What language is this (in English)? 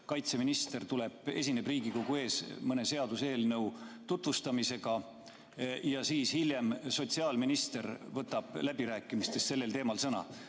Estonian